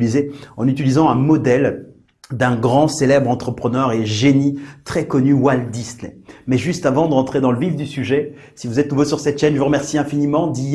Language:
French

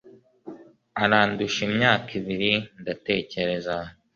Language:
Kinyarwanda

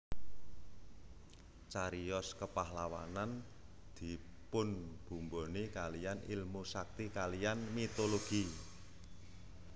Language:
Javanese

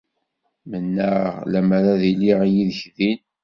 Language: Kabyle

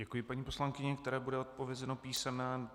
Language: Czech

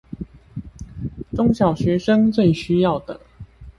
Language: Chinese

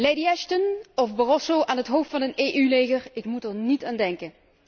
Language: Dutch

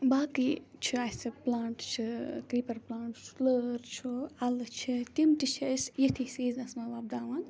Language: Kashmiri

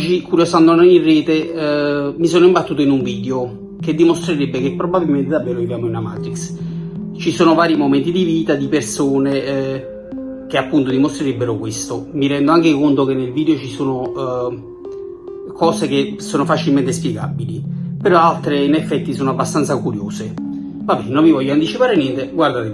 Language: Italian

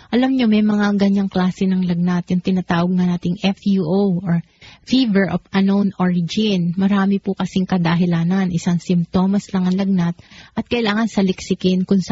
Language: Filipino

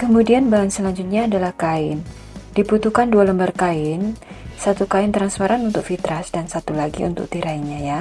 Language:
Indonesian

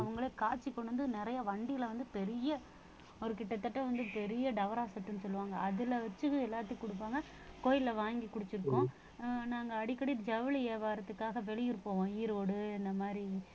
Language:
Tamil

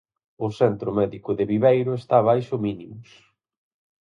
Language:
Galician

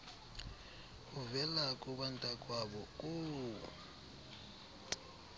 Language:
Xhosa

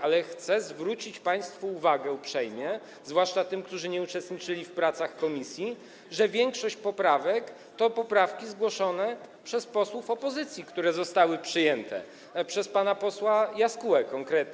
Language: Polish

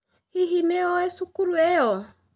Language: Kikuyu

